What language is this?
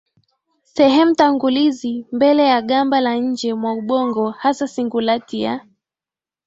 Swahili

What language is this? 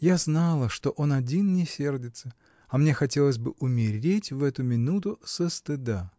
Russian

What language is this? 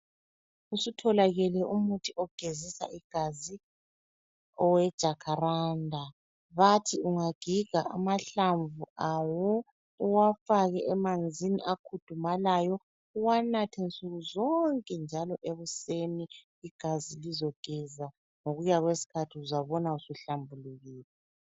North Ndebele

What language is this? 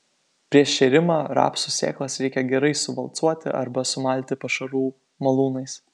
Lithuanian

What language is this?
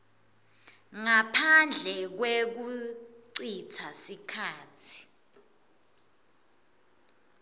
Swati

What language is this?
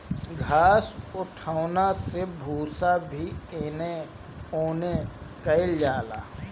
Bhojpuri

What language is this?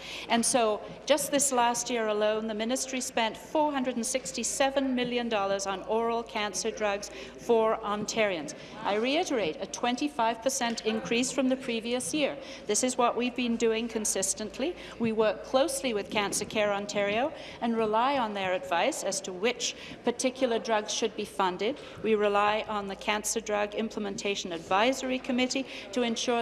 English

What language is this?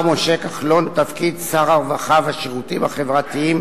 Hebrew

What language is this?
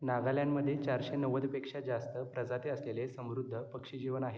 Marathi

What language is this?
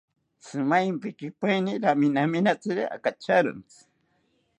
South Ucayali Ashéninka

